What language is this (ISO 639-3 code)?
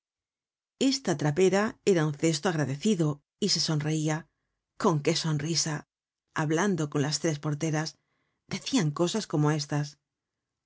spa